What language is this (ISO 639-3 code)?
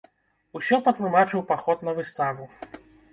bel